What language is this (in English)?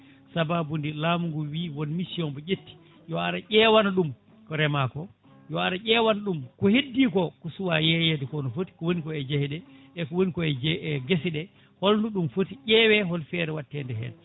Fula